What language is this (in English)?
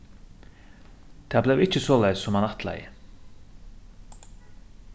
Faroese